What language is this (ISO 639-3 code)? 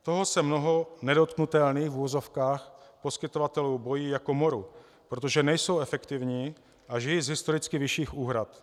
ces